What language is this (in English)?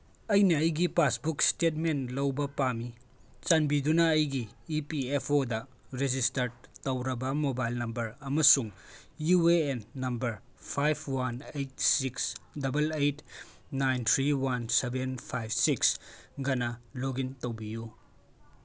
Manipuri